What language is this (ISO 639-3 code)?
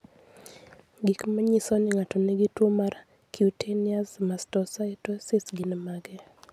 luo